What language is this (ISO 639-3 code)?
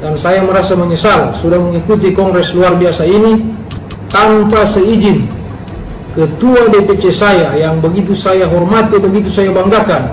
ind